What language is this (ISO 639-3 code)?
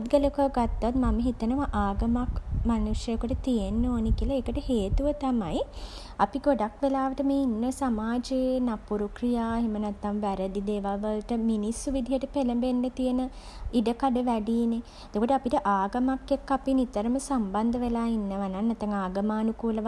sin